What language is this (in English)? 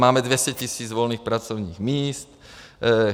Czech